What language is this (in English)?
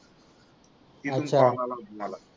Marathi